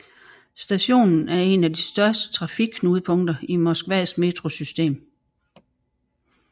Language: Danish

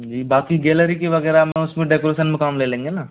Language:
Hindi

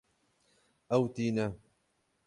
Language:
Kurdish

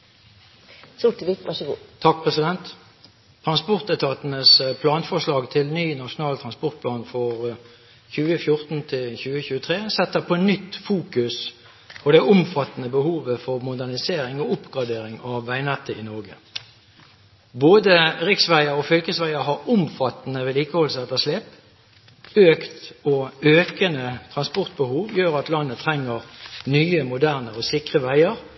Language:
Norwegian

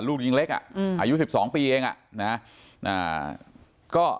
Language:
Thai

